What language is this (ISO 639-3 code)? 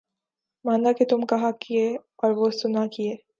urd